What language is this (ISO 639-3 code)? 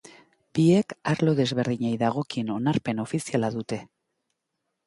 eus